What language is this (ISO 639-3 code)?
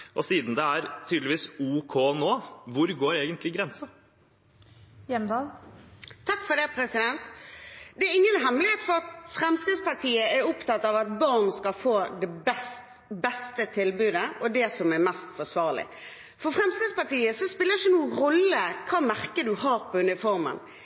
nob